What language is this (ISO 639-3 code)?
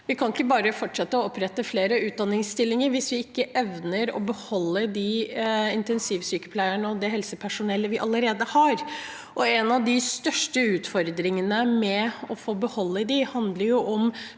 nor